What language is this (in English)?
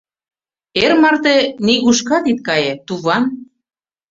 Mari